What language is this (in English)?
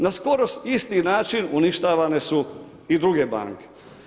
Croatian